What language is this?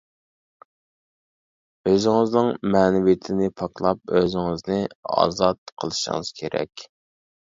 Uyghur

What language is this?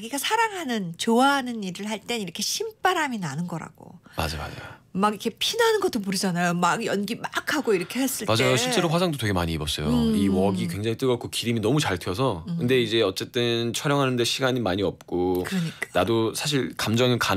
Korean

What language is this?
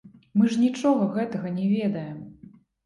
Belarusian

